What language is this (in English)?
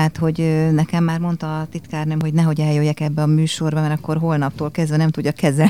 Hungarian